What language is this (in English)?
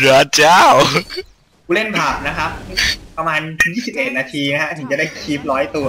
Thai